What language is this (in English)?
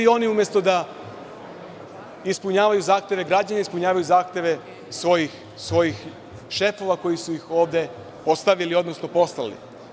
Serbian